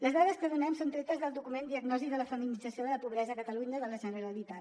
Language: Catalan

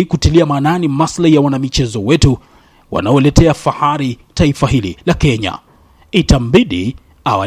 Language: Swahili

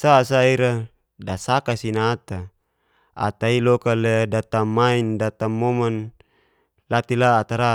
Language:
Geser-Gorom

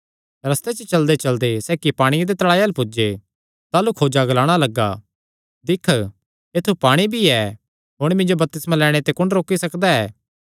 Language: Kangri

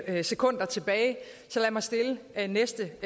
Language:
Danish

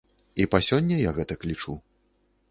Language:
Belarusian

